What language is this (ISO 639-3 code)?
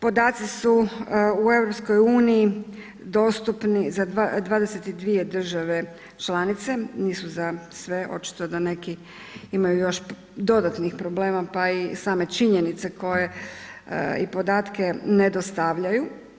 hrv